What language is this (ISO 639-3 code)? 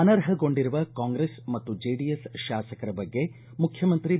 kan